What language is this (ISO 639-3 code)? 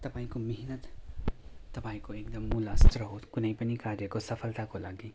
nep